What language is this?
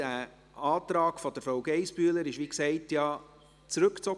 Swiss German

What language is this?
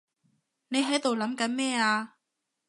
Cantonese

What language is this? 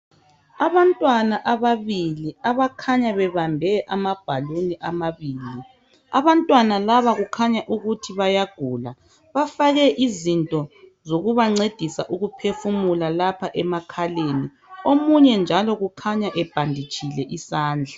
North Ndebele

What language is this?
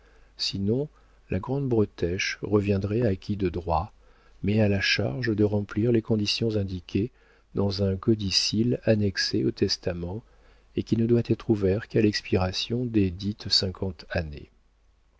French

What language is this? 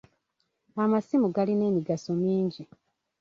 Ganda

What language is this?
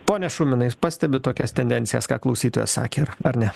Lithuanian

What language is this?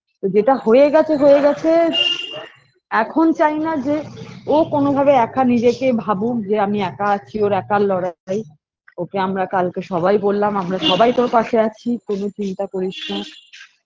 Bangla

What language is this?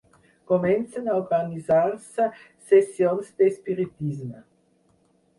Catalan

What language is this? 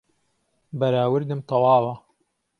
Central Kurdish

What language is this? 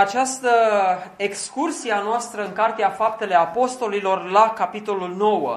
Romanian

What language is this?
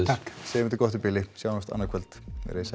Icelandic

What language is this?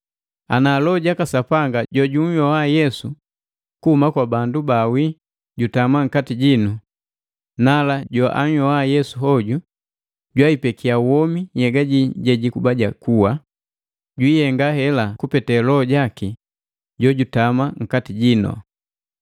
Matengo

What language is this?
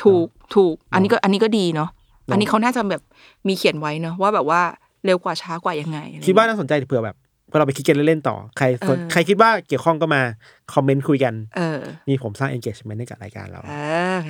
Thai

